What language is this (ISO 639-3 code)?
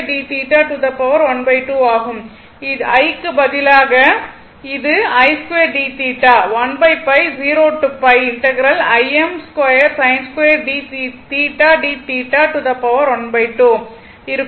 tam